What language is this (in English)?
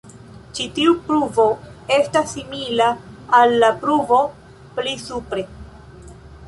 Esperanto